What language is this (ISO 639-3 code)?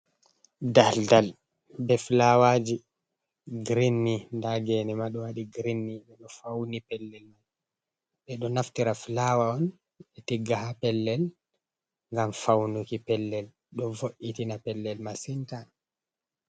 ful